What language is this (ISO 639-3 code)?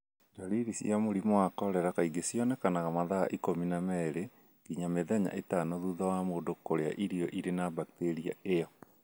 kik